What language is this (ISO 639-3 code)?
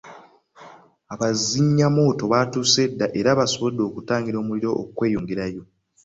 lug